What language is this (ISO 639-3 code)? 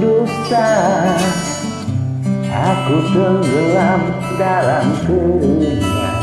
ind